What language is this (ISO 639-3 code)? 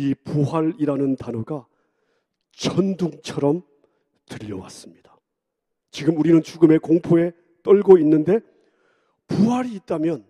kor